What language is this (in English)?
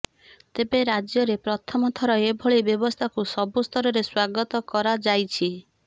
Odia